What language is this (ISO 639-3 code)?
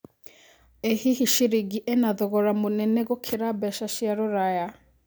kik